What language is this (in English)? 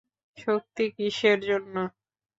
Bangla